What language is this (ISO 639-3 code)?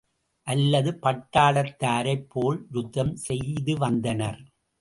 tam